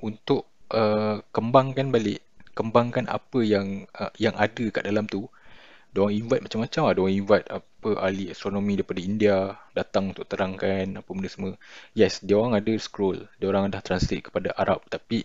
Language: Malay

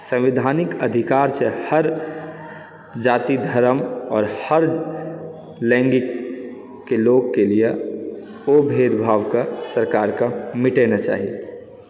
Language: Maithili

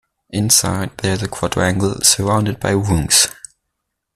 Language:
English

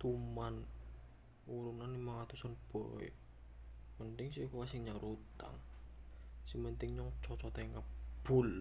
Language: Indonesian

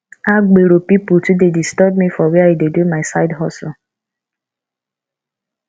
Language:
Nigerian Pidgin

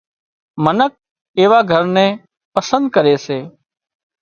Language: Wadiyara Koli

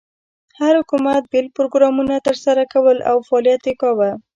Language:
Pashto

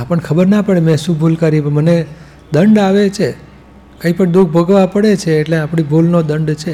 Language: Gujarati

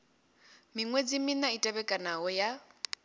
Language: Venda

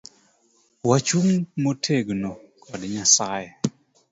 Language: Luo (Kenya and Tanzania)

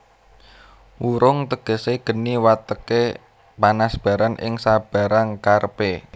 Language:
Javanese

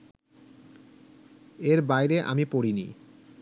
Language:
Bangla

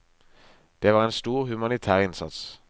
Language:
Norwegian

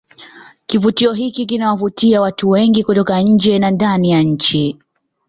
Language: Swahili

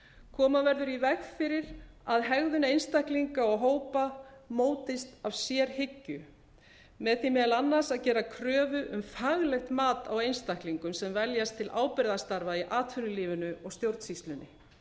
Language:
Icelandic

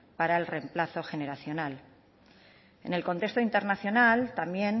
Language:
Spanish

